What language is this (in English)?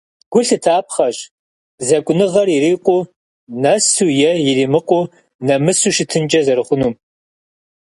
Kabardian